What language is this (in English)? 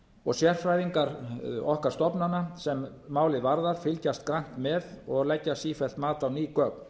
Icelandic